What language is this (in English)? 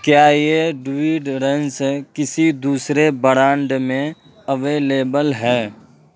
Urdu